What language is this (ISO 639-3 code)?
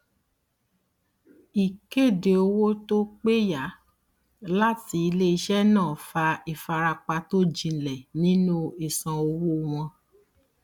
yor